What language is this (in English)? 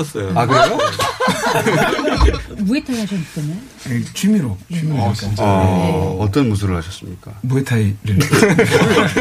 Korean